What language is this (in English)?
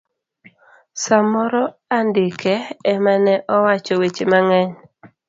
Luo (Kenya and Tanzania)